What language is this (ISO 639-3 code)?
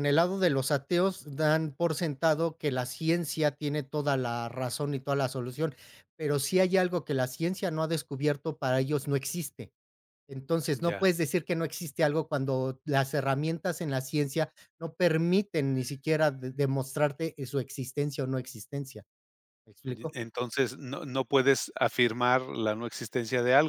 spa